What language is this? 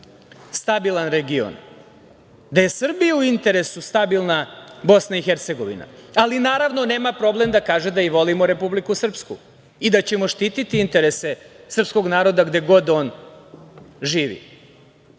Serbian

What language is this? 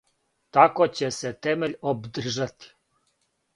Serbian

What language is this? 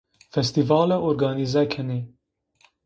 Zaza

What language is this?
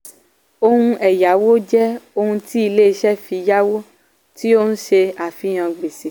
Yoruba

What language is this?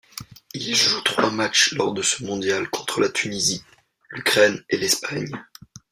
French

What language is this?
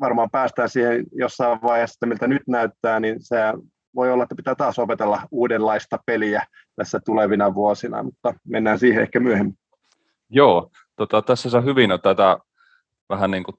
Finnish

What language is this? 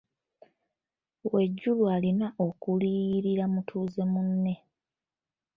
Ganda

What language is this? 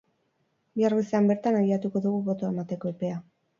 Basque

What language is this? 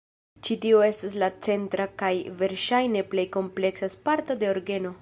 Esperanto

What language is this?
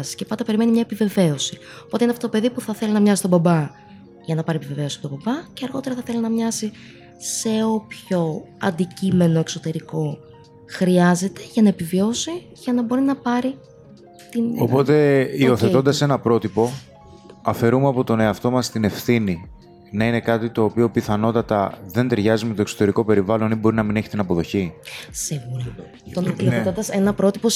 Greek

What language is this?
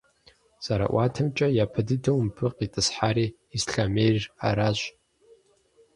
Kabardian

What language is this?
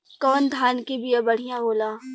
Bhojpuri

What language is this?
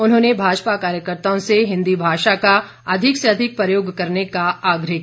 Hindi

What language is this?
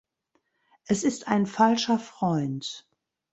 German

